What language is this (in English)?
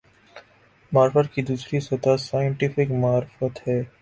Urdu